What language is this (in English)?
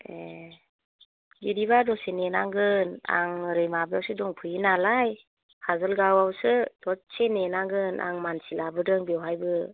Bodo